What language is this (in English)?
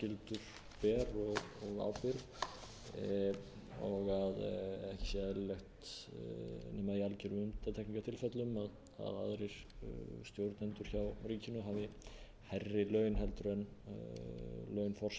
Icelandic